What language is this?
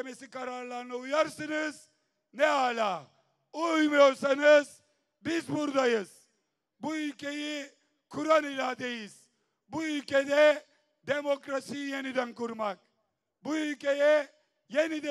Turkish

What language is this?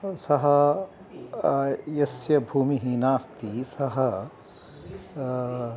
Sanskrit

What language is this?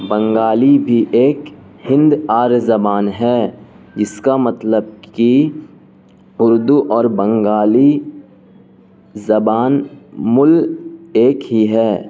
Urdu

